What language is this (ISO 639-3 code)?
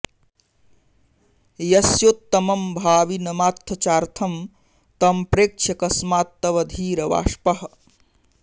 san